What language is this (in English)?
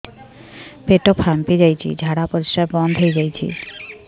Odia